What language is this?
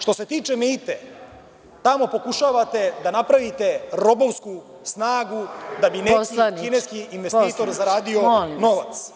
Serbian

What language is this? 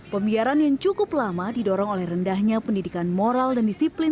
Indonesian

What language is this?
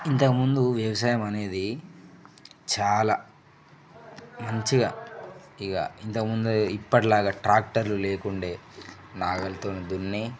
Telugu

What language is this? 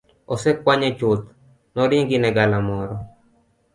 Luo (Kenya and Tanzania)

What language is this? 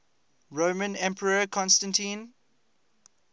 English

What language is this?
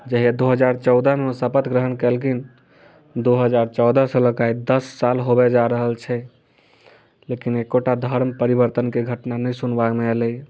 Maithili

